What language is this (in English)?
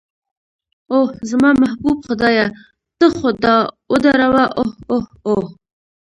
Pashto